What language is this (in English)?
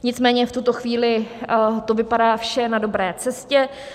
Czech